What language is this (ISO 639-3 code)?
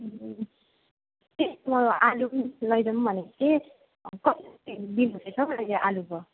nep